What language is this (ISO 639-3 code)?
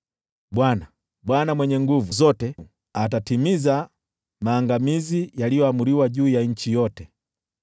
swa